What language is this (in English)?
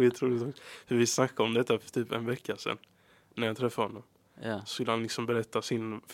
Swedish